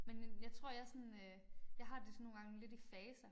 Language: Danish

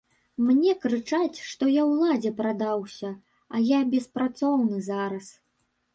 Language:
Belarusian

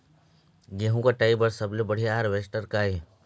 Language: Chhattisgarhi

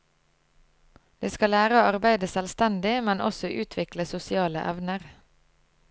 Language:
Norwegian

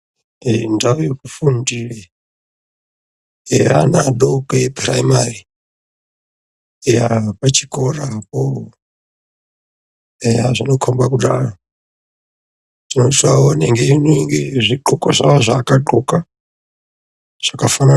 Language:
Ndau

